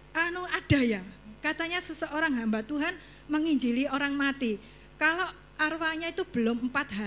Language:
Indonesian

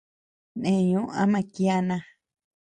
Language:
Tepeuxila Cuicatec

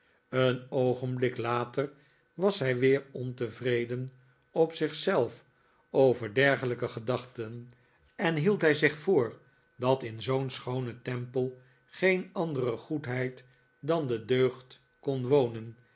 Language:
Dutch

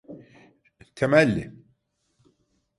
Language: Turkish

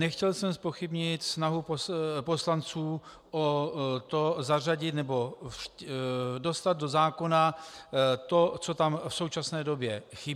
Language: Czech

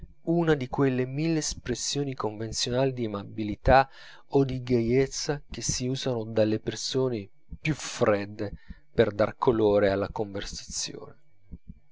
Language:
Italian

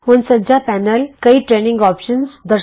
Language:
Punjabi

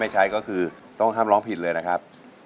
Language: Thai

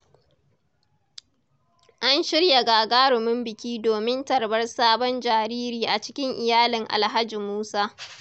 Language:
Hausa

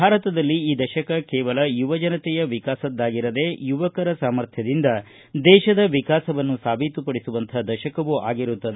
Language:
Kannada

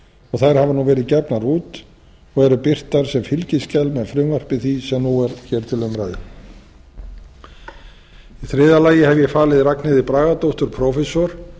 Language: Icelandic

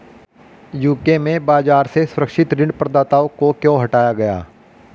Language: Hindi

